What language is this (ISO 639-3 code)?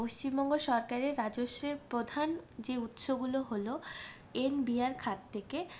ben